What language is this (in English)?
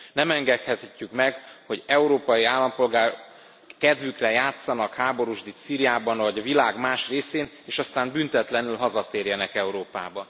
Hungarian